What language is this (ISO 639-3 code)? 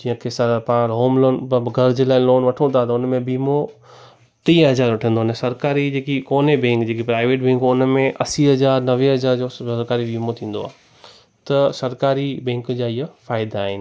snd